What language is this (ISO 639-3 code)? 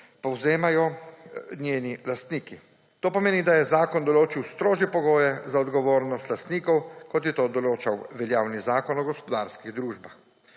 slv